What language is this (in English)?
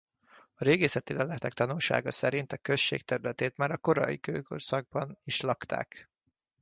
Hungarian